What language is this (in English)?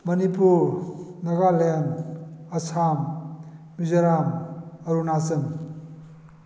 Manipuri